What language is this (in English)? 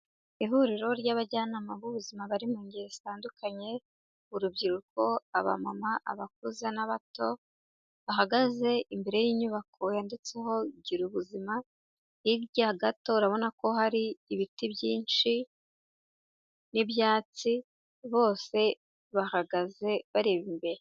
Kinyarwanda